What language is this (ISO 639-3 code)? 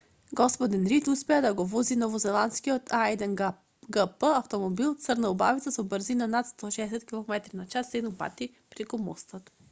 mkd